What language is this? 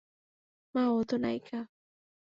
Bangla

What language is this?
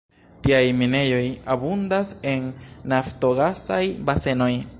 Esperanto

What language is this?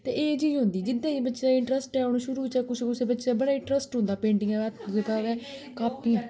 Dogri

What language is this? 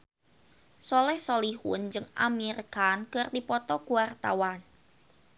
Sundanese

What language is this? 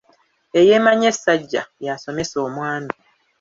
Ganda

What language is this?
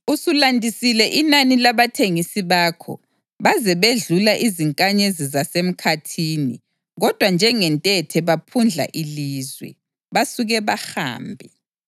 North Ndebele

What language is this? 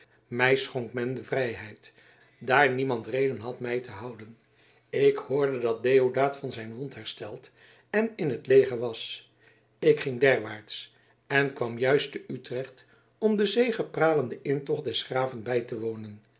Dutch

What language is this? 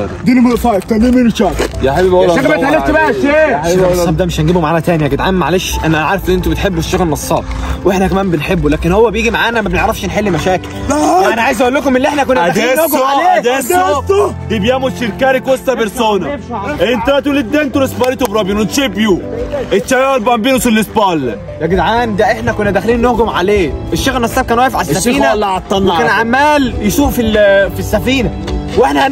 Arabic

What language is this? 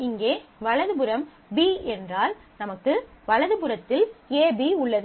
Tamil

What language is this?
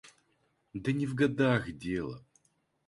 Russian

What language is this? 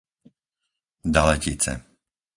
Slovak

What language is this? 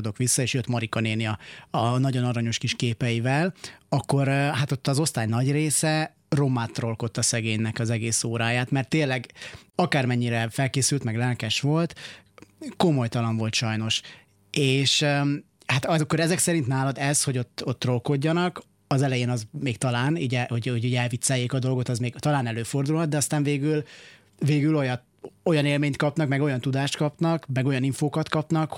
Hungarian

